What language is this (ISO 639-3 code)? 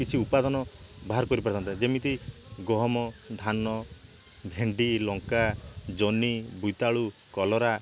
ori